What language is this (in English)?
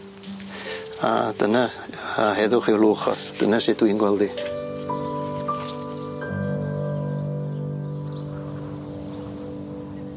Welsh